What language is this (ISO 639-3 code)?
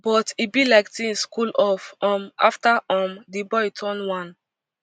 pcm